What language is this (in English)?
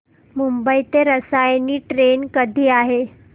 Marathi